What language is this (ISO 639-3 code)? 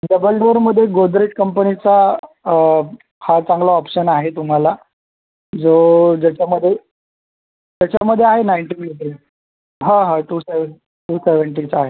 mar